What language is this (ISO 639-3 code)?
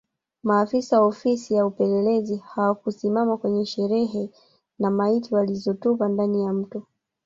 swa